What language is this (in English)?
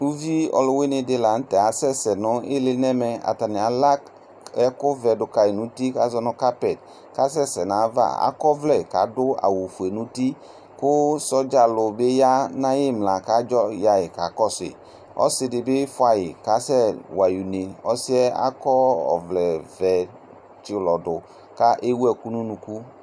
Ikposo